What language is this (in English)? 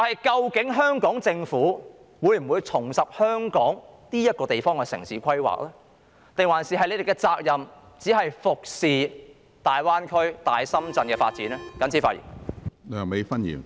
Cantonese